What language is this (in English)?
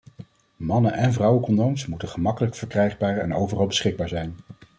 Dutch